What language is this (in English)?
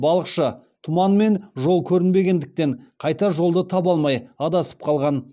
Kazakh